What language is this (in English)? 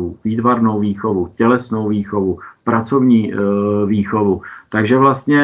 Czech